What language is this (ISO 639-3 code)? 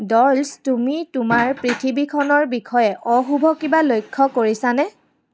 asm